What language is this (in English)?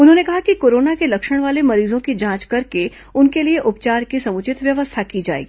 Hindi